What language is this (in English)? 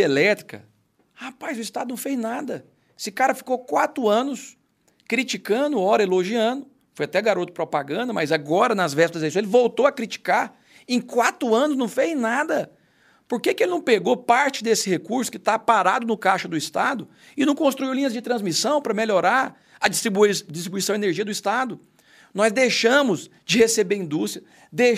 Portuguese